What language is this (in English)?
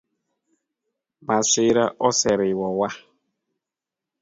Luo (Kenya and Tanzania)